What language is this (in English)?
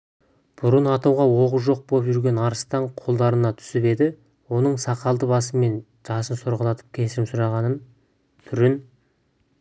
Kazakh